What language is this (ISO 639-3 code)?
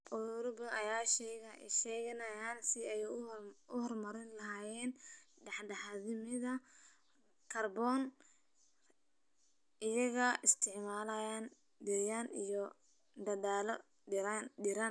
som